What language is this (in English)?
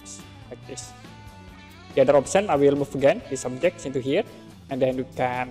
Indonesian